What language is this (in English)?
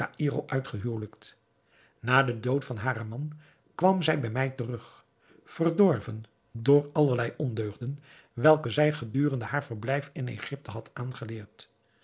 Dutch